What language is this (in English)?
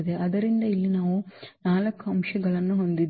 Kannada